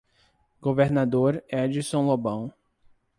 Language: Portuguese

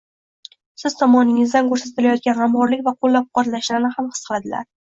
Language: Uzbek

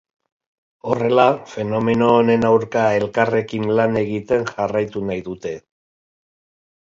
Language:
Basque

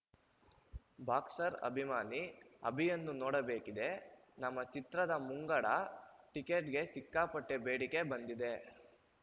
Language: Kannada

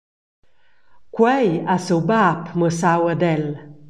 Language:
Romansh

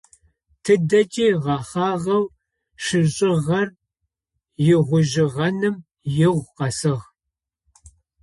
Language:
Adyghe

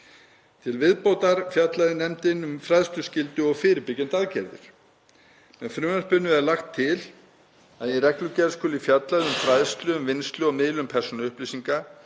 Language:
Icelandic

